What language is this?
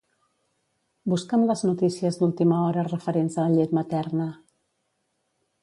Catalan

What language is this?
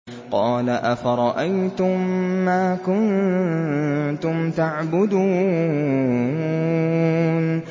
Arabic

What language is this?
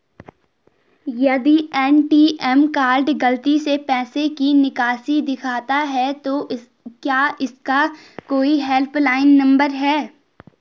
Hindi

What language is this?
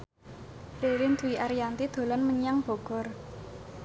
Javanese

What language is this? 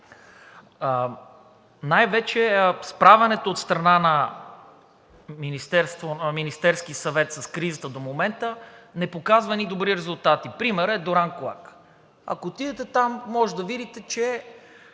Bulgarian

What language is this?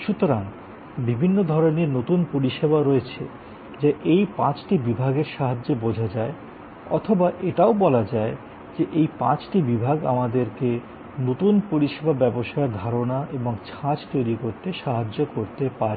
Bangla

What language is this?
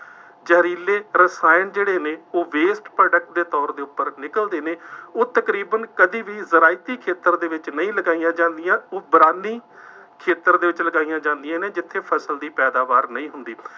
Punjabi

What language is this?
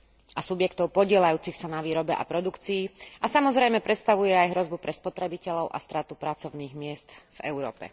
Slovak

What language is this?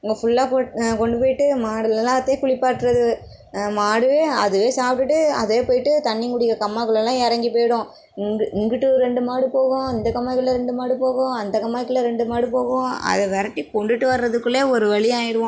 Tamil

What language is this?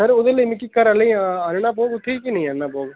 Dogri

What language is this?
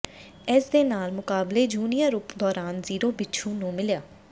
Punjabi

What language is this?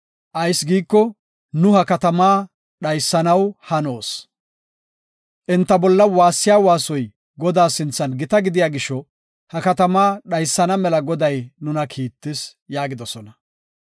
Gofa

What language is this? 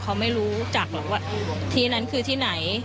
Thai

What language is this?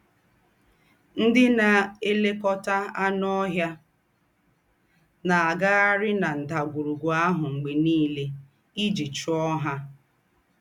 Igbo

